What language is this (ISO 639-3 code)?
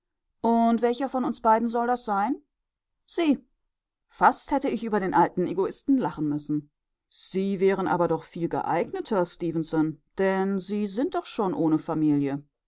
deu